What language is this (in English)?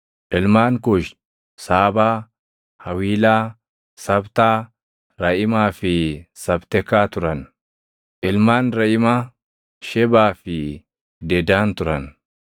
Oromo